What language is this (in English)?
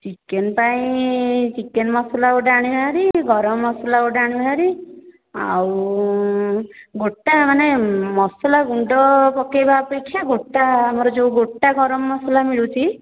Odia